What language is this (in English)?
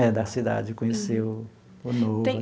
Portuguese